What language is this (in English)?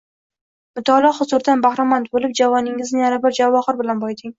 Uzbek